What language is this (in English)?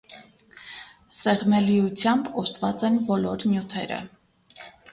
Armenian